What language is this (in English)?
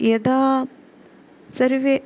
Sanskrit